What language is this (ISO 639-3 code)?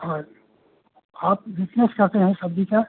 hin